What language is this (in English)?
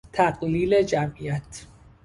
Persian